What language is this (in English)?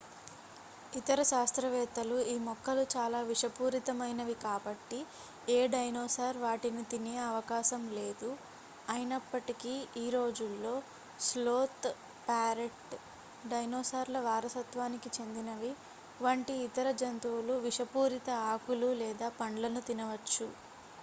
Telugu